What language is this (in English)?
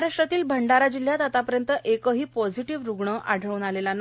Marathi